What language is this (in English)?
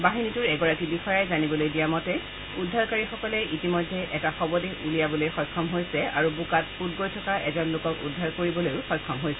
Assamese